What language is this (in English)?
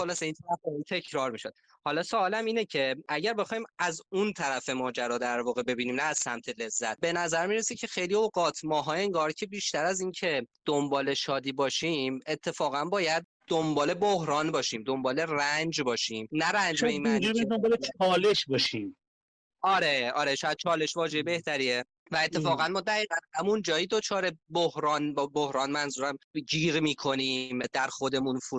Persian